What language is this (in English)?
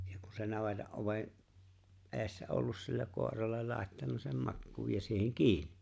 Finnish